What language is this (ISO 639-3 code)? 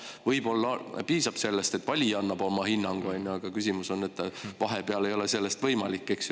est